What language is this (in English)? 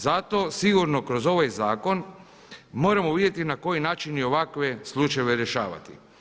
Croatian